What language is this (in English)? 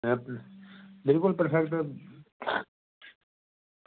Dogri